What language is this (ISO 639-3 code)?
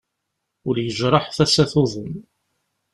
kab